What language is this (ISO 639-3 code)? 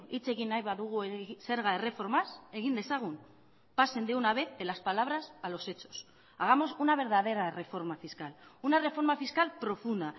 spa